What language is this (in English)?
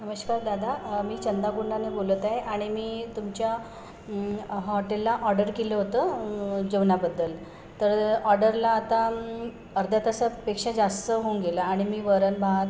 Marathi